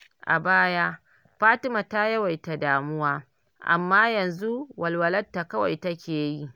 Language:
Hausa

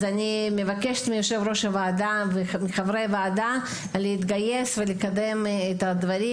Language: Hebrew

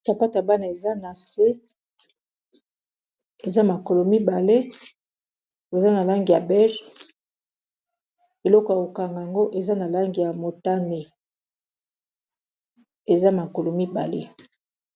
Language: Lingala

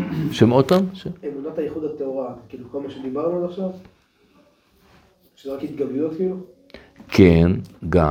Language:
Hebrew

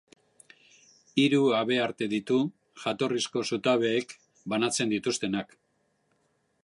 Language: Basque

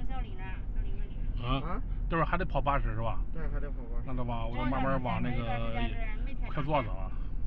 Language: Chinese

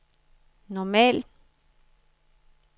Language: Danish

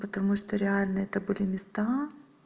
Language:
Russian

